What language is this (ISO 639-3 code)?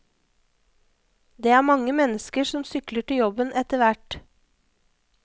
nor